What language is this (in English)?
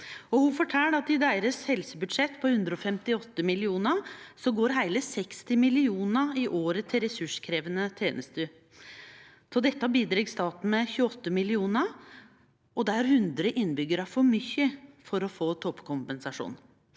Norwegian